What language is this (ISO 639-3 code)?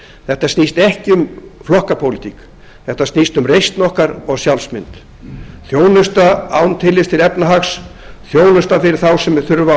isl